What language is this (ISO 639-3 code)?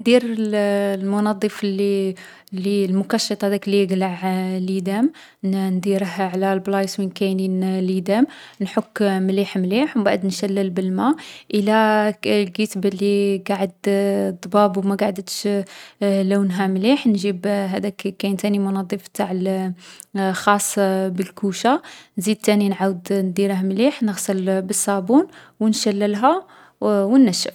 arq